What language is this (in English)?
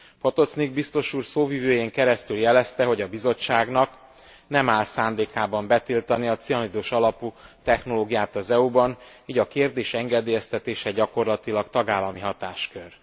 Hungarian